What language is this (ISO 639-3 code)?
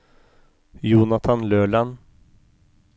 nor